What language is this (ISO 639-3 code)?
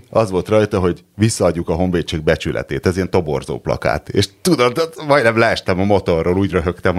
hun